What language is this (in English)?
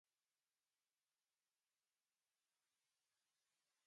English